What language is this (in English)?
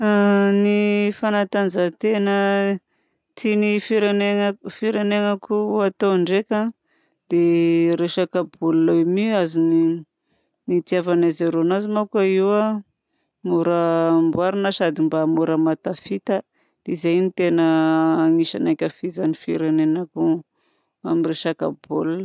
Southern Betsimisaraka Malagasy